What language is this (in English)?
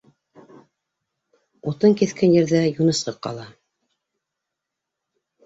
Bashkir